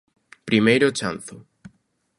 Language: Galician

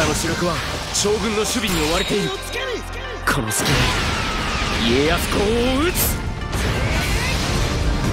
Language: Japanese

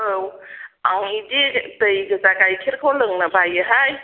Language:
Bodo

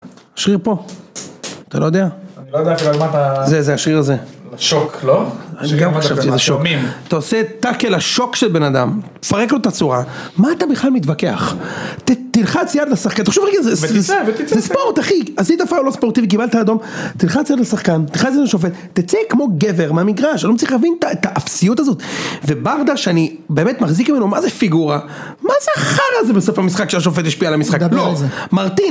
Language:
Hebrew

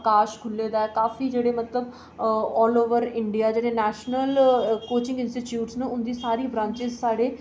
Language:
Dogri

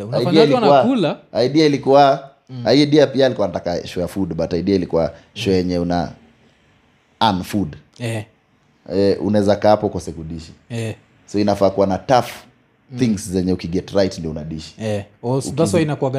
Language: Swahili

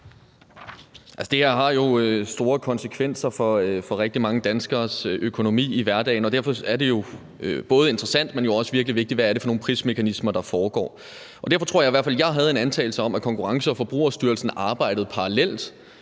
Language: Danish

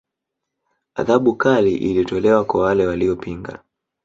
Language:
Swahili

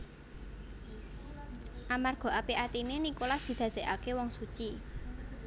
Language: Javanese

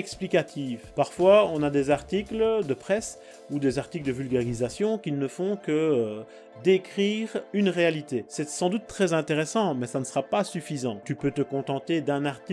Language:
French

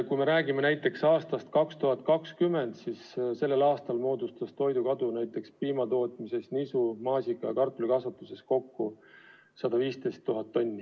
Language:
Estonian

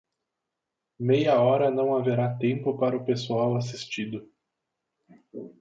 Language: Portuguese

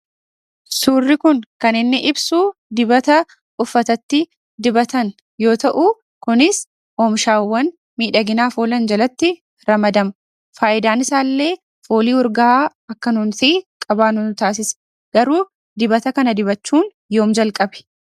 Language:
Oromo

